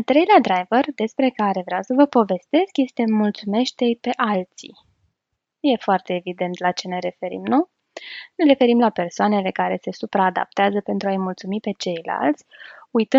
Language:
Romanian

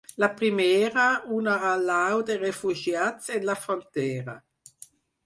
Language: Catalan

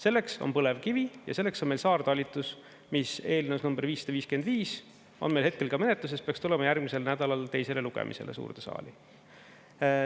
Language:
Estonian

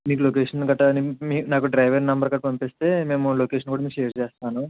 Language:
Telugu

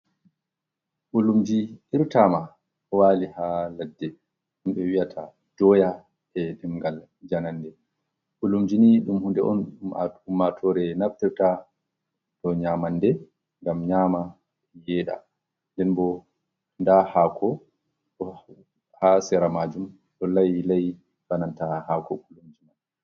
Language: Fula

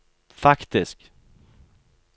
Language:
Norwegian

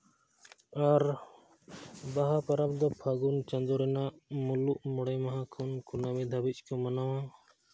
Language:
Santali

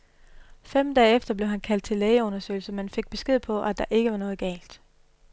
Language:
Danish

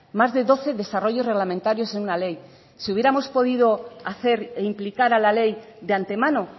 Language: Spanish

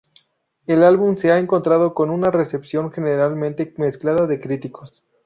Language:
Spanish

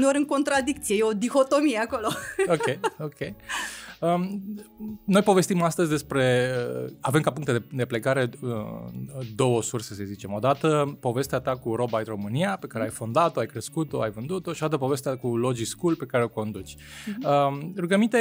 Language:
Romanian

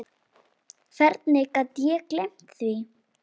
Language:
Icelandic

